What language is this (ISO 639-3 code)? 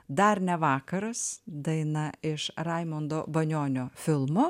lit